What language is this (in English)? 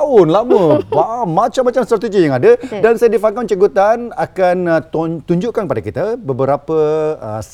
Malay